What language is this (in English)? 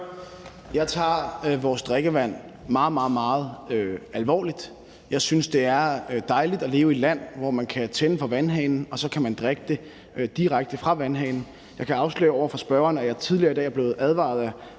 Danish